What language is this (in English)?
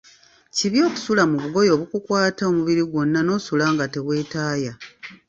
Ganda